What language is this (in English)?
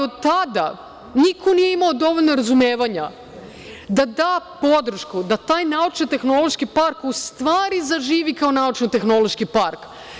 Serbian